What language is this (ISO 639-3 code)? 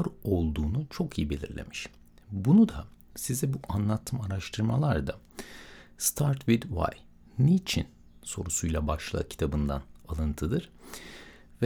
tur